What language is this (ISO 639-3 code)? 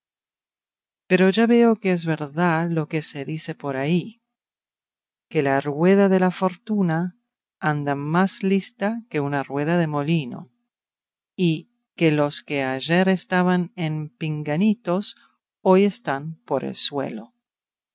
spa